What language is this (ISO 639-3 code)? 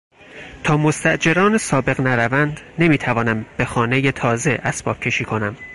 fas